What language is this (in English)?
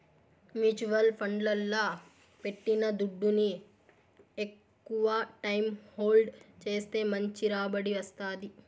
Telugu